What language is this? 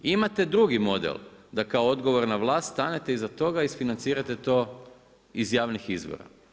Croatian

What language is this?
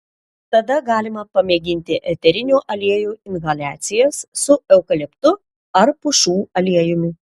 Lithuanian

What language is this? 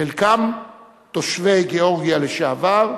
Hebrew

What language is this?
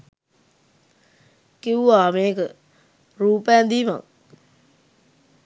Sinhala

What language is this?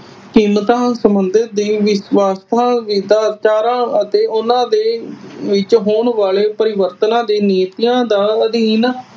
Punjabi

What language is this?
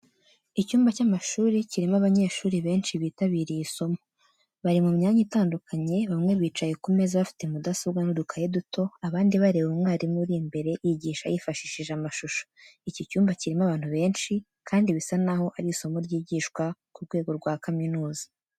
Kinyarwanda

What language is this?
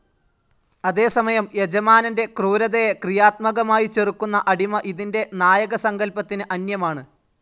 Malayalam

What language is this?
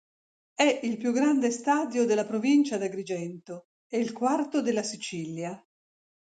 Italian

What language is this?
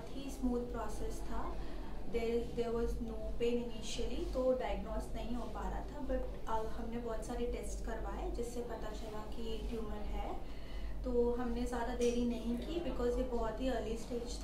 Hindi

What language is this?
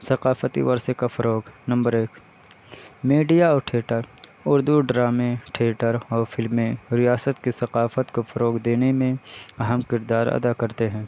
Urdu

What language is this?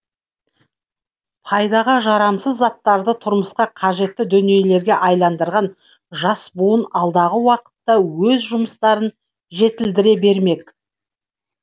Kazakh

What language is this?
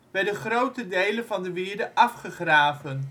Dutch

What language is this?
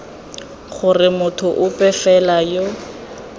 Tswana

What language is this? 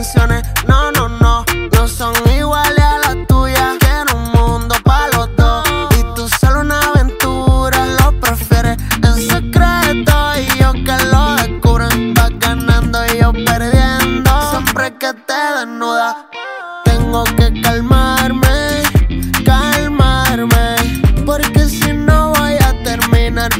Romanian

